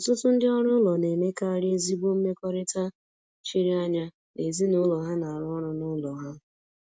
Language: Igbo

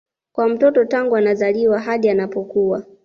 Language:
Swahili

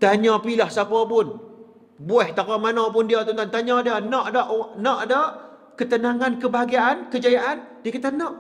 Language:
Malay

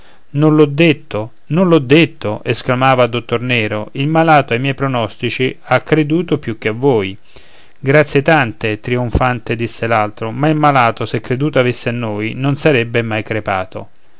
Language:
Italian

